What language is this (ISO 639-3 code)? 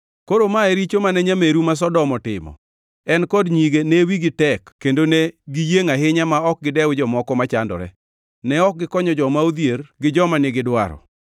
luo